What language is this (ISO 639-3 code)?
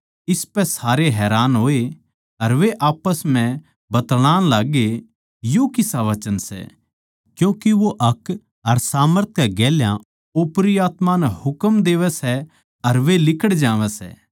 bgc